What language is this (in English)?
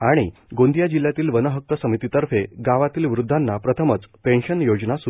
Marathi